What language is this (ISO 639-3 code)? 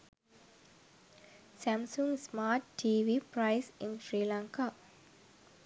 sin